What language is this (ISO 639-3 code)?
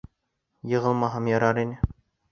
bak